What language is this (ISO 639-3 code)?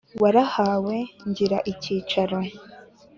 kin